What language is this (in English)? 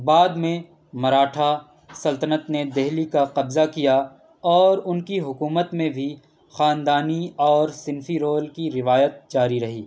Urdu